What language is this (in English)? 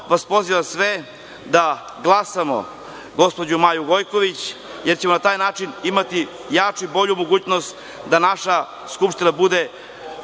Serbian